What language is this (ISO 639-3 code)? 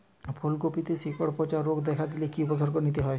ben